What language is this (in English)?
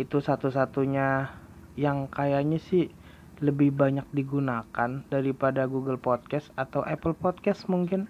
Indonesian